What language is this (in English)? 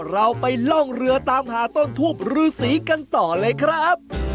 Thai